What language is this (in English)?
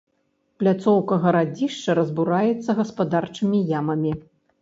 Belarusian